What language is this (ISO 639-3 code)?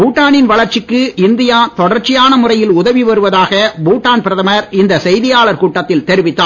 tam